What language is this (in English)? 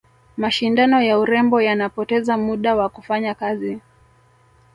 Swahili